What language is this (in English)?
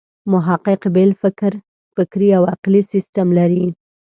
Pashto